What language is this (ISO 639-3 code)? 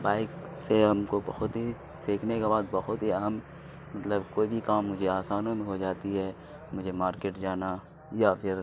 urd